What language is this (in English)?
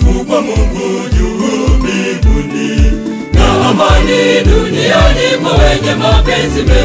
Romanian